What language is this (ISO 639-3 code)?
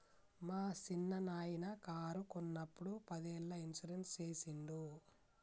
tel